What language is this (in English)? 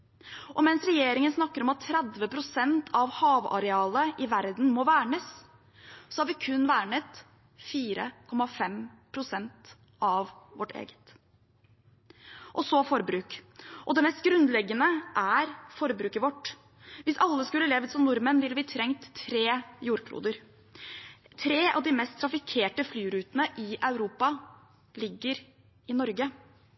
Norwegian Bokmål